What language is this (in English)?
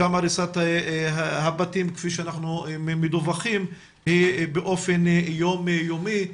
Hebrew